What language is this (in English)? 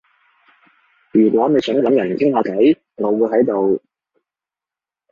Cantonese